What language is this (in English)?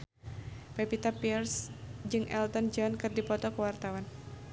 Sundanese